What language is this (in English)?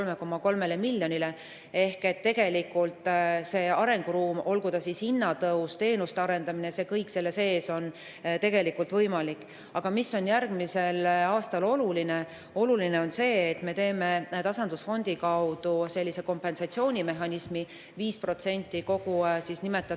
Estonian